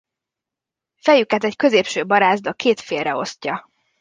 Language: Hungarian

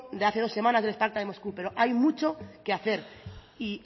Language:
Spanish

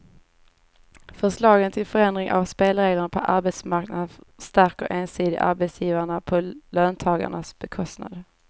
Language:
Swedish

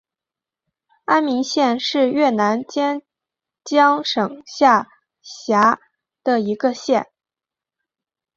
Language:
Chinese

